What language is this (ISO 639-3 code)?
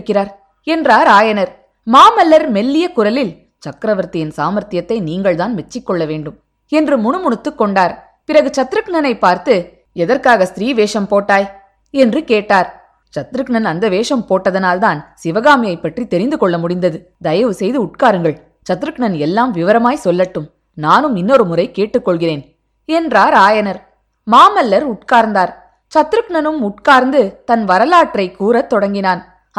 tam